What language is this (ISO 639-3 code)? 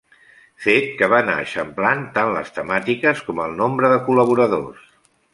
cat